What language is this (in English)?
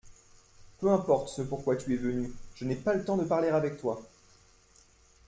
French